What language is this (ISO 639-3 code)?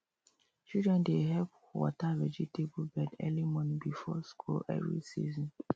pcm